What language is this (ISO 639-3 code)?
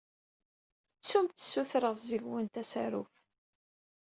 kab